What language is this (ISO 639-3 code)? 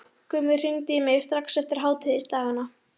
isl